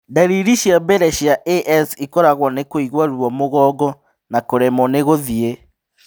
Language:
Kikuyu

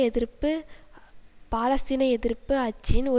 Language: Tamil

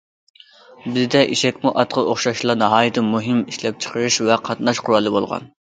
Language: Uyghur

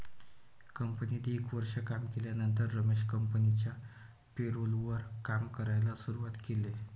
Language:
Marathi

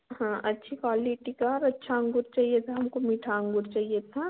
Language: Hindi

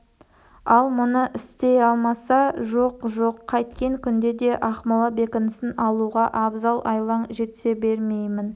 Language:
Kazakh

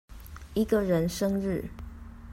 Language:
Chinese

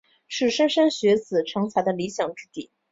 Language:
Chinese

